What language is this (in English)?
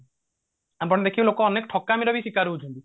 Odia